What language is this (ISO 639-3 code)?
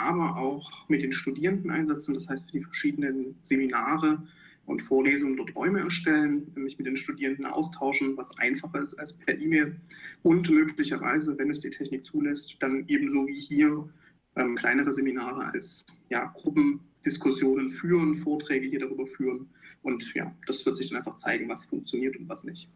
deu